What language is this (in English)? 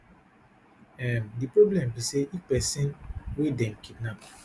Nigerian Pidgin